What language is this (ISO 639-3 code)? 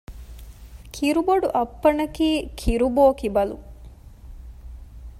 div